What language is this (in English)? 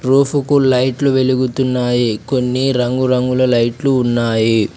Telugu